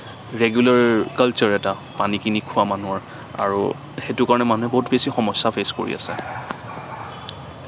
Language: Assamese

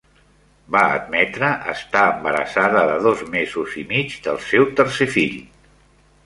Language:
Catalan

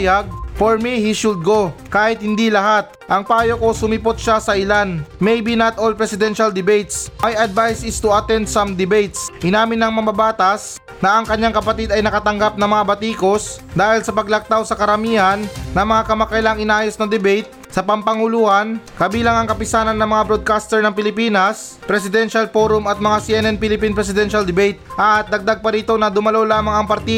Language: Filipino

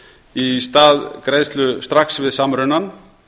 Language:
Icelandic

